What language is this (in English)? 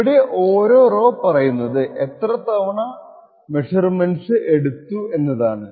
Malayalam